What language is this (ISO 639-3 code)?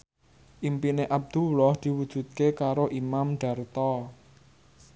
jav